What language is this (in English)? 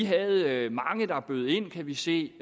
Danish